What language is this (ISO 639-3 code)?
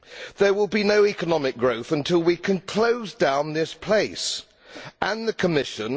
eng